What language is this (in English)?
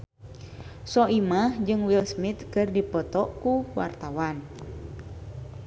Sundanese